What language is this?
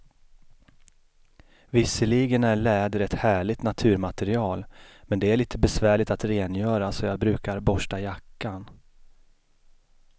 Swedish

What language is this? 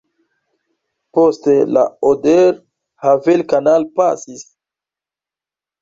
Esperanto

